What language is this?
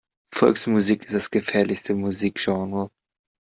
German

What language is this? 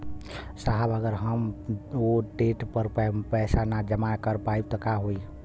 Bhojpuri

